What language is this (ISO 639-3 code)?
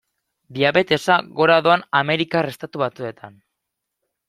eus